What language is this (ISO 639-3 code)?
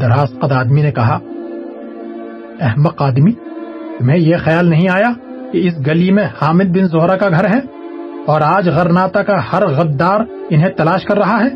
urd